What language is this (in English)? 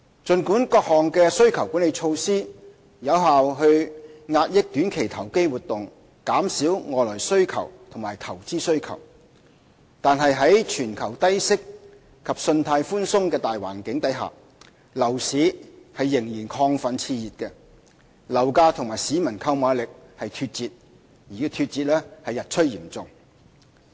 Cantonese